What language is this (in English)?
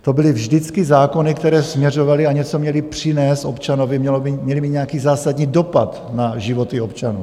Czech